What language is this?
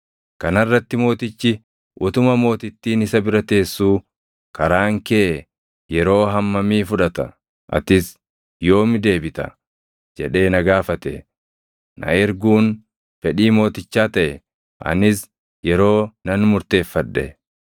Oromo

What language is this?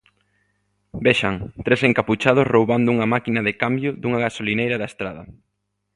Galician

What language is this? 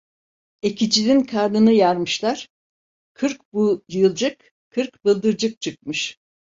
Turkish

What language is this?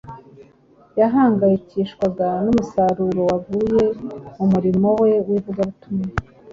Kinyarwanda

